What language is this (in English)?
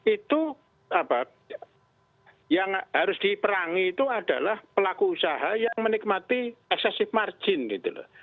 Indonesian